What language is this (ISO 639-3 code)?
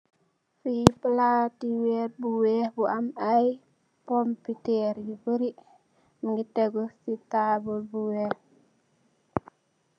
wol